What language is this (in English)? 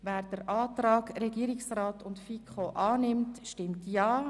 Swiss German